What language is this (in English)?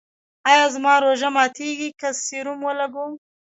Pashto